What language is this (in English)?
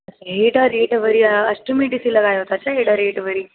Sindhi